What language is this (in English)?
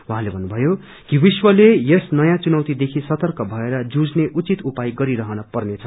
Nepali